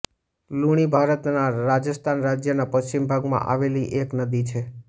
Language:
Gujarati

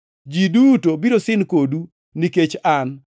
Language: Luo (Kenya and Tanzania)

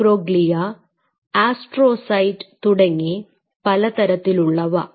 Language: Malayalam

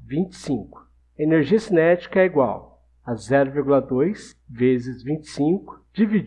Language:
Portuguese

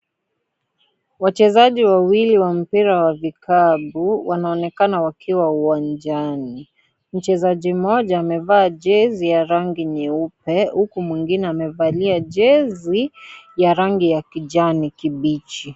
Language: Swahili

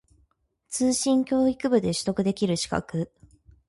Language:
Japanese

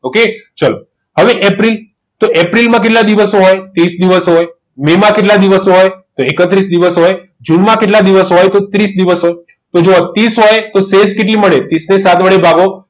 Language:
Gujarati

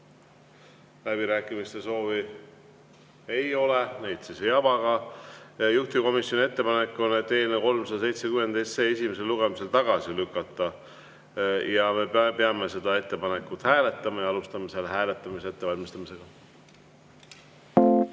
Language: Estonian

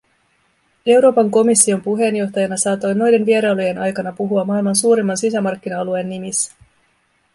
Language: Finnish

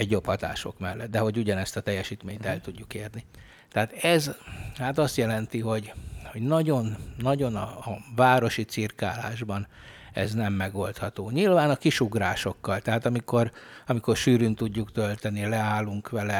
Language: Hungarian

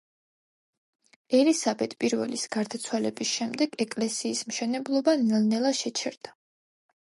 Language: Georgian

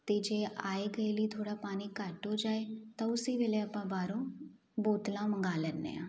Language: Punjabi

